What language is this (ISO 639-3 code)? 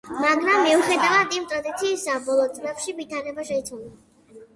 kat